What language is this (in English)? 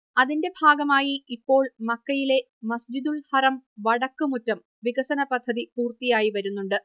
Malayalam